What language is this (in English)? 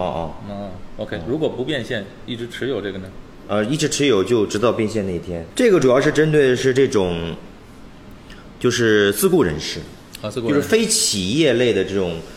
Chinese